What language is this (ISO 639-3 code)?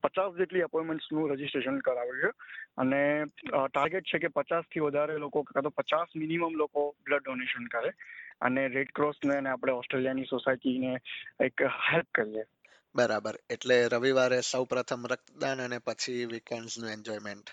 guj